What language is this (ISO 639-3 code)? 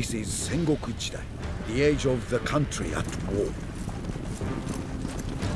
vie